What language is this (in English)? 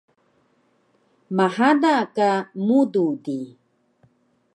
Taroko